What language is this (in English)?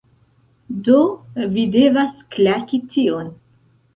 Esperanto